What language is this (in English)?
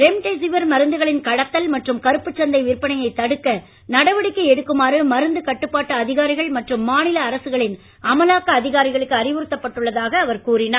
Tamil